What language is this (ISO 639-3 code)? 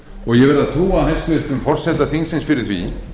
isl